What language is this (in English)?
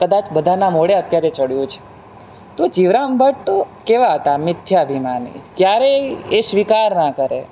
Gujarati